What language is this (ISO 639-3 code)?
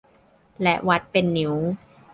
tha